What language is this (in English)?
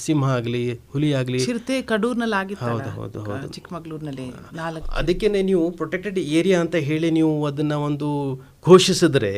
Hindi